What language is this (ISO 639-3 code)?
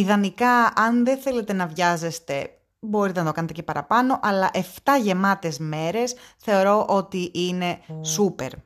ell